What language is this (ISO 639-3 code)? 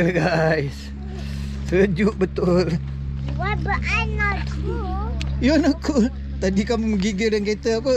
msa